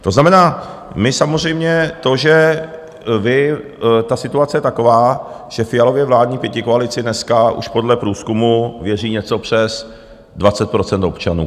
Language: Czech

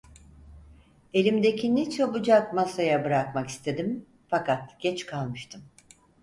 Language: Turkish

